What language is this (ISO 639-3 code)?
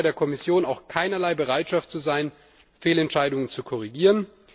deu